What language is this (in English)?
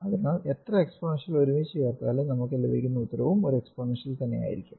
Malayalam